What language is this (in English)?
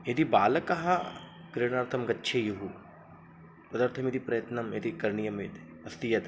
Sanskrit